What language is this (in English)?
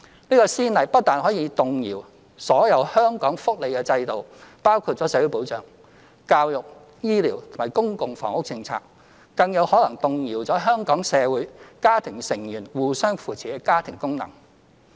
Cantonese